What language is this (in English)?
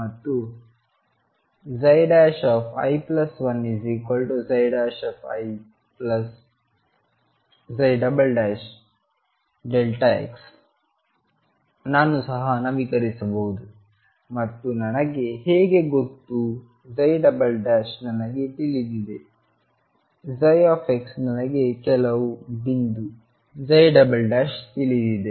Kannada